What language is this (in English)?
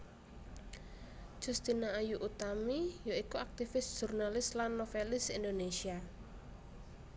Javanese